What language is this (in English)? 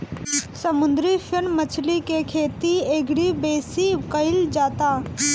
Bhojpuri